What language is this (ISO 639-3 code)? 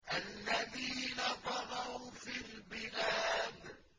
ara